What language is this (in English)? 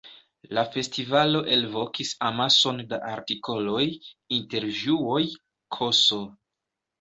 Esperanto